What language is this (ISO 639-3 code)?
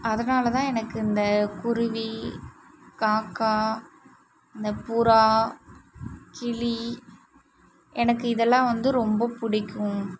tam